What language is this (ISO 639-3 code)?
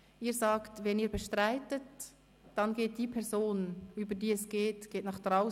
gsw